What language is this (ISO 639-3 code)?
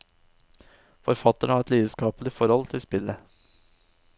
nor